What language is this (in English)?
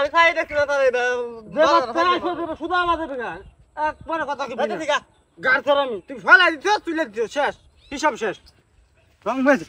Arabic